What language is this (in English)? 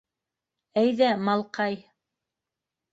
Bashkir